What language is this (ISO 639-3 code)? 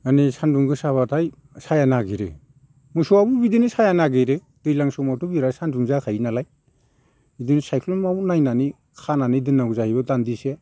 brx